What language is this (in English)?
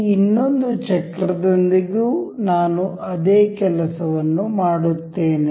Kannada